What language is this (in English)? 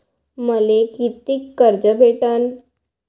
Marathi